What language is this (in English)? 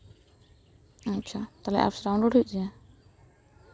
Santali